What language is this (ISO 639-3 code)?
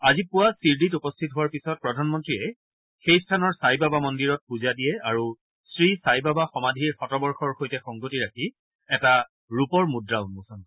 asm